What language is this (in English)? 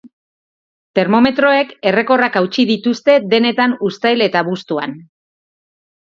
Basque